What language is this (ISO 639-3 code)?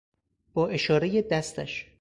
fas